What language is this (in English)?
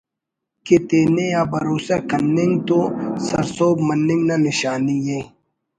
Brahui